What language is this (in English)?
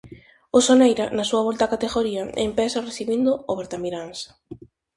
Galician